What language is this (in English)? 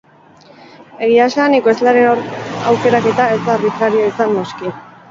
Basque